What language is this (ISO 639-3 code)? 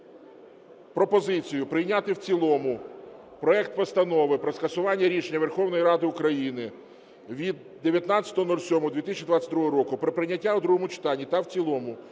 ukr